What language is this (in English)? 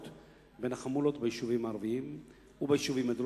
Hebrew